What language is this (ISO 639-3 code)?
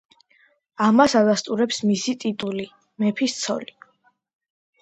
kat